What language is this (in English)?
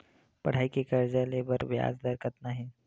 Chhattisgarhi